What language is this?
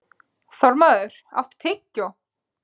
Icelandic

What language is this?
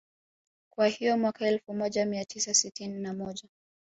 Swahili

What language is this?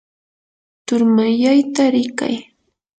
Yanahuanca Pasco Quechua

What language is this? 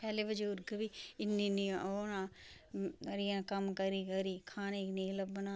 Dogri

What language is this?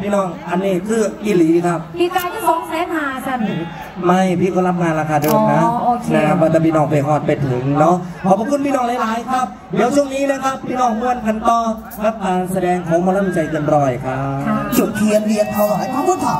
Thai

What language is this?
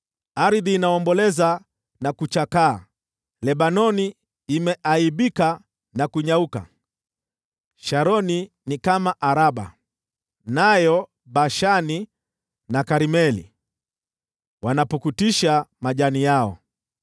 Swahili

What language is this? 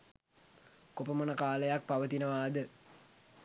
Sinhala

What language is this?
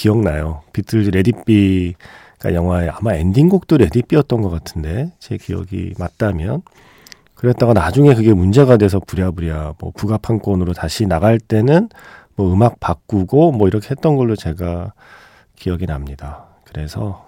Korean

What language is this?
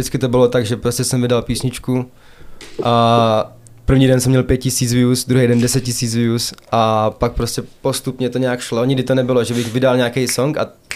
Czech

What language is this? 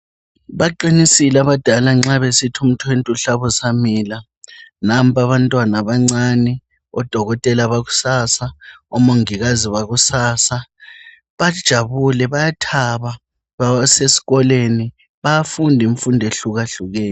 North Ndebele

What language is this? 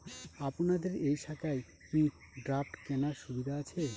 Bangla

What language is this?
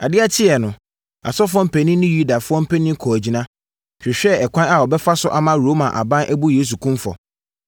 Akan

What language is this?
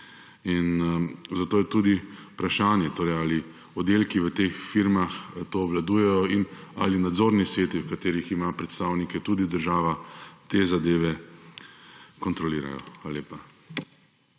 Slovenian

